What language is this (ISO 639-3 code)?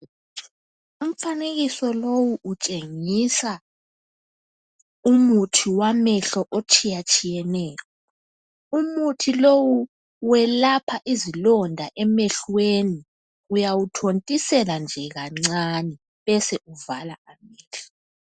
nde